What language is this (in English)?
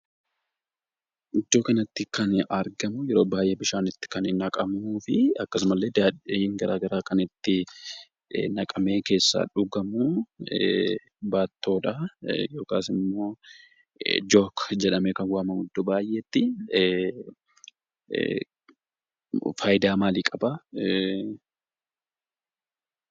Oromo